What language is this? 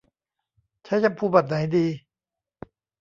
Thai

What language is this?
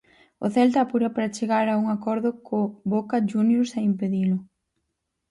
Galician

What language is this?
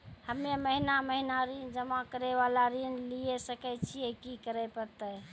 Maithili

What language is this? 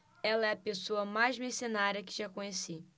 Portuguese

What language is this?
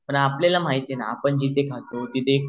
Marathi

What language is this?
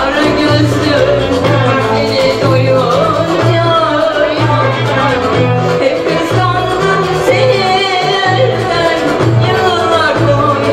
Bulgarian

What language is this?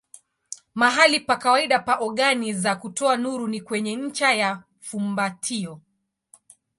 Swahili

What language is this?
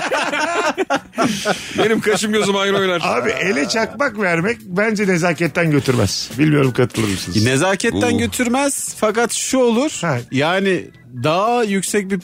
Turkish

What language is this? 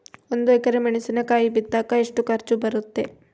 Kannada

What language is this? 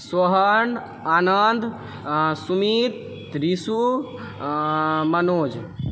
Maithili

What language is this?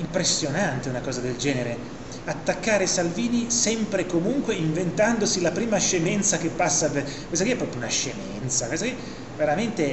Italian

